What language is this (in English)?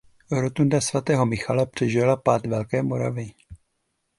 Czech